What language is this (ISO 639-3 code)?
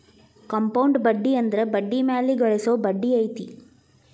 kan